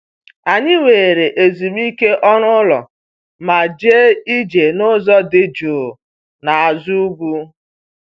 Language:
Igbo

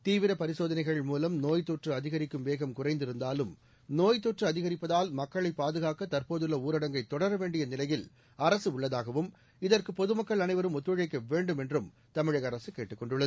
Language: Tamil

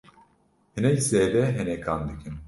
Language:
Kurdish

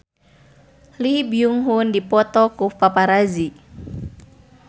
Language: Sundanese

